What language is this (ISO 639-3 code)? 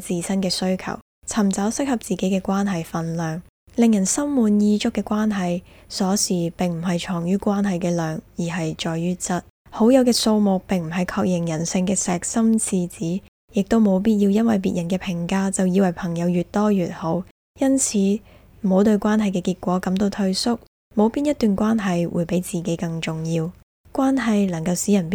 zho